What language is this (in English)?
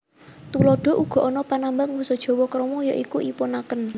Javanese